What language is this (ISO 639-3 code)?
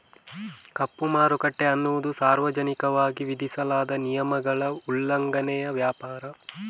kan